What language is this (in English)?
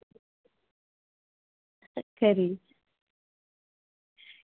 Dogri